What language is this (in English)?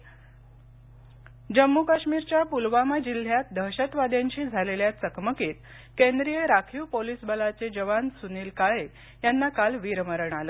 Marathi